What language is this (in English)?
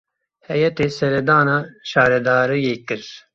Kurdish